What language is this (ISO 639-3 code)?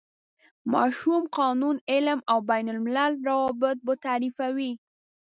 pus